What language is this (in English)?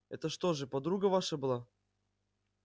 Russian